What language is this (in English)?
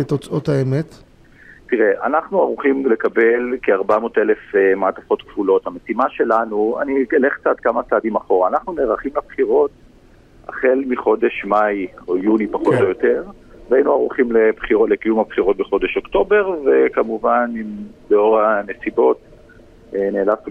Hebrew